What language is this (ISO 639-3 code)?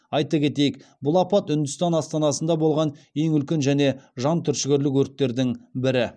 kaz